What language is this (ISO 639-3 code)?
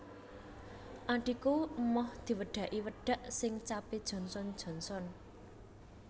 jav